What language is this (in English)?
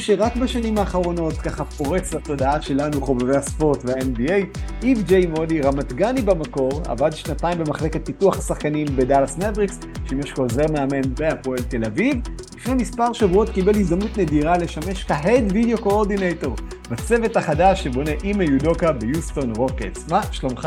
Hebrew